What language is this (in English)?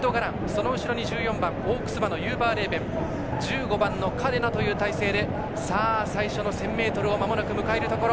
Japanese